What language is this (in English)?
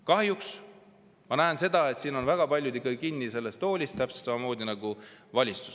Estonian